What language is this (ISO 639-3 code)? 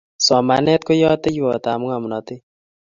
kln